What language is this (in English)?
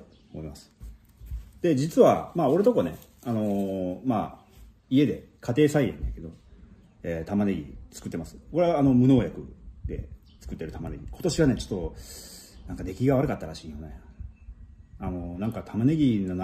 Japanese